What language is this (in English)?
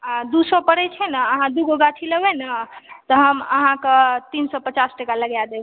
Maithili